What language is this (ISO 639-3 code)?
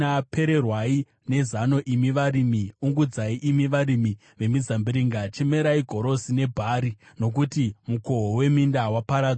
sna